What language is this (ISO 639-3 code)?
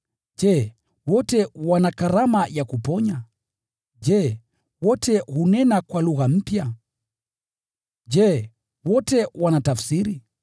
swa